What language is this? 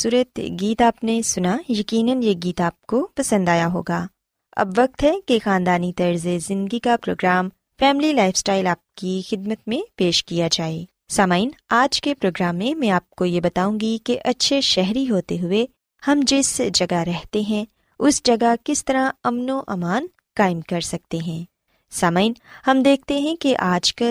Urdu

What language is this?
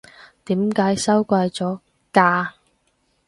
Cantonese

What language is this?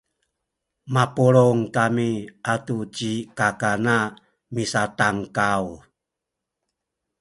Sakizaya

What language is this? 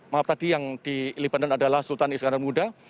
Indonesian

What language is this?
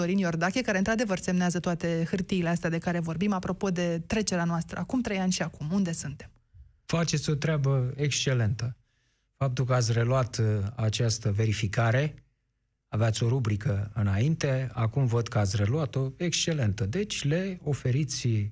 Romanian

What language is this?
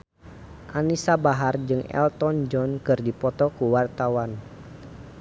Sundanese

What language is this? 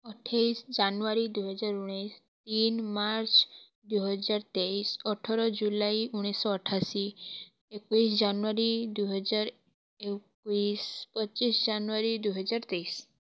Odia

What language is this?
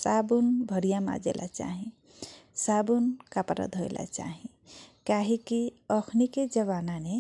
Kochila Tharu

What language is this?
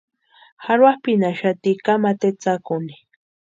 Western Highland Purepecha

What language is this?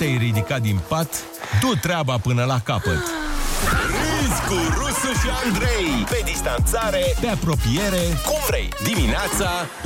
Romanian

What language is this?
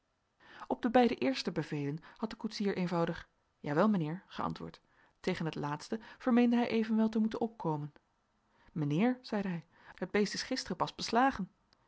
Dutch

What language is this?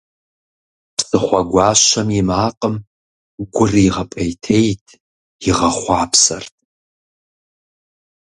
Kabardian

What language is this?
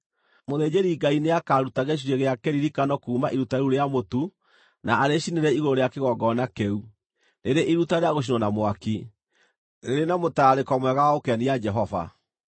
Kikuyu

